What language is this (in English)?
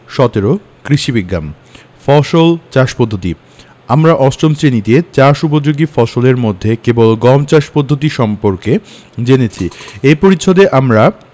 Bangla